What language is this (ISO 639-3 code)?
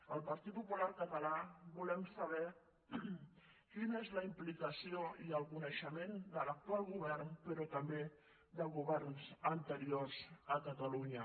cat